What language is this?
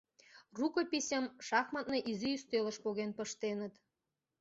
Mari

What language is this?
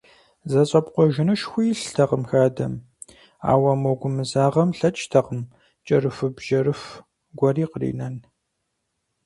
Kabardian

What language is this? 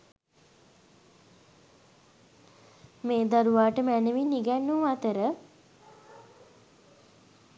Sinhala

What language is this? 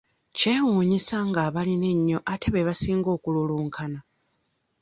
Ganda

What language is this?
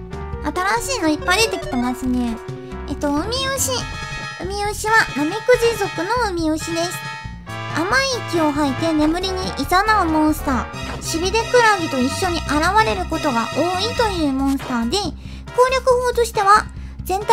Japanese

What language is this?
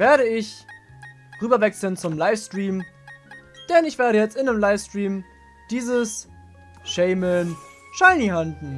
German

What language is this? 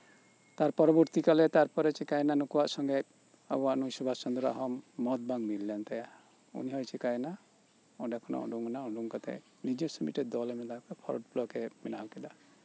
Santali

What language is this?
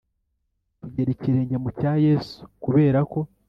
Kinyarwanda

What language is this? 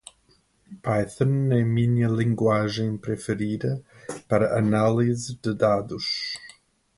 Portuguese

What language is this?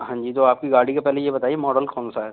Hindi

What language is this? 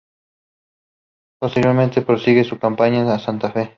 Spanish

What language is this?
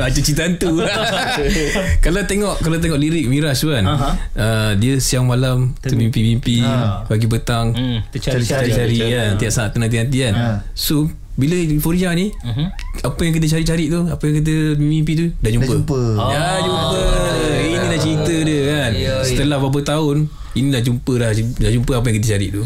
Malay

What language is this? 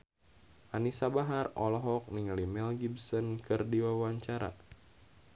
Sundanese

